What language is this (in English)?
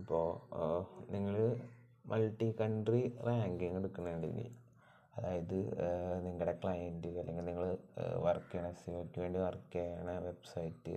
Malayalam